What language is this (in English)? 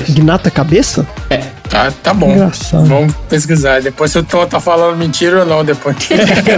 Portuguese